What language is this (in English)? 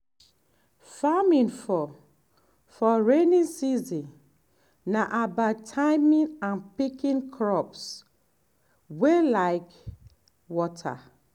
Nigerian Pidgin